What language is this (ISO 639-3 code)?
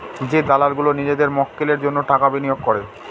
ben